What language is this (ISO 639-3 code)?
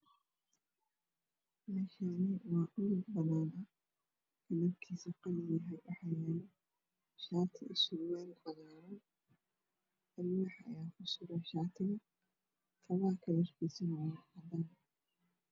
som